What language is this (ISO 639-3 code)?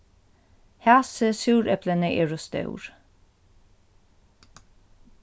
fao